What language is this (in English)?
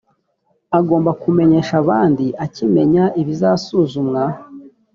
Kinyarwanda